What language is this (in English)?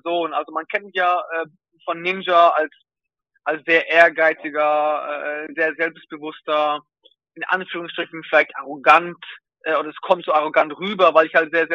German